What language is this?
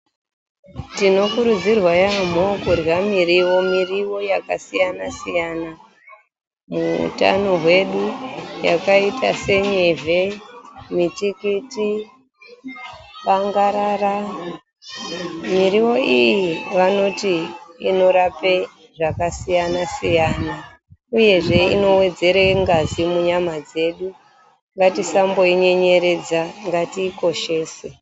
Ndau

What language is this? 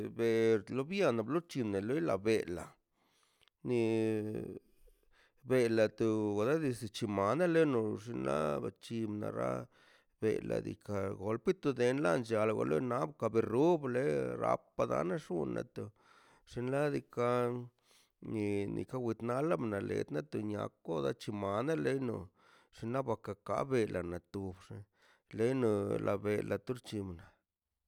Mazaltepec Zapotec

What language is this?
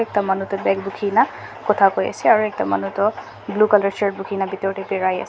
Naga Pidgin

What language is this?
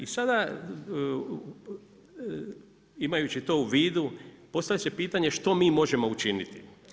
Croatian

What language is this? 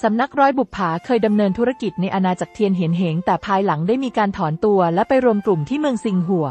Thai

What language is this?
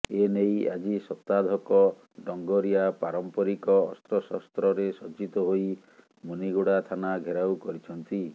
Odia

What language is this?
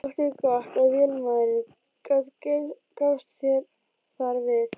Icelandic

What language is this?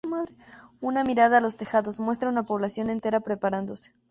Spanish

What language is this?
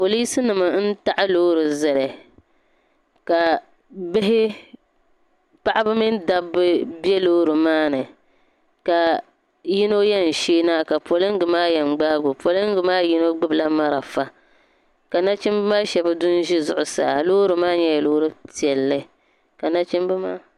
Dagbani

